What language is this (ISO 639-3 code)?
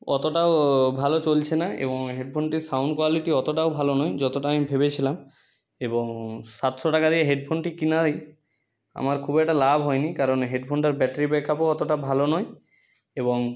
ben